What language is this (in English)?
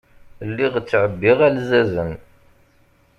Kabyle